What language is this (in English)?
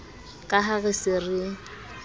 Southern Sotho